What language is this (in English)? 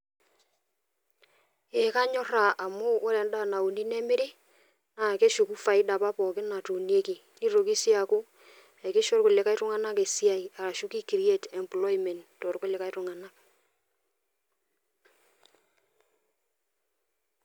Masai